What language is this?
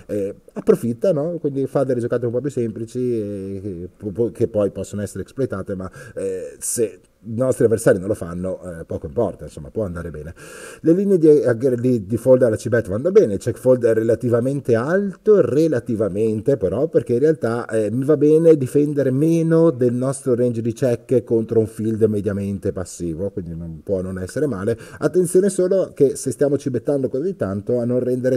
Italian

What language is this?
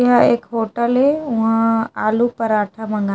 Chhattisgarhi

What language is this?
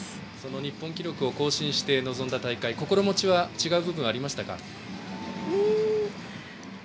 Japanese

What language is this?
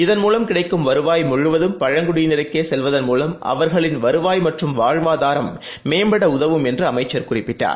Tamil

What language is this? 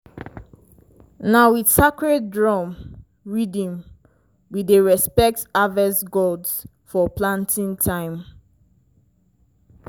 Nigerian Pidgin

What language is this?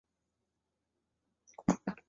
Chinese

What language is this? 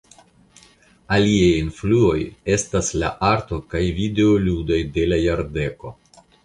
Esperanto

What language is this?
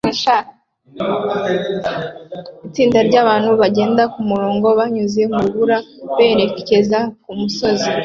Kinyarwanda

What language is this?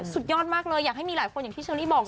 Thai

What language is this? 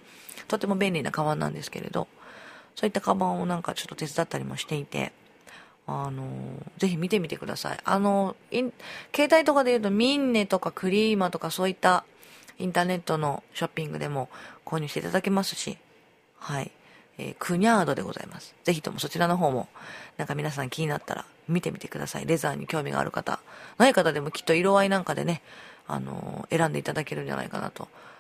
Japanese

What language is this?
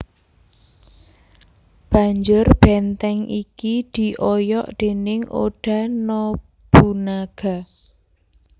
Javanese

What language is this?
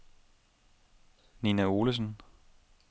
Danish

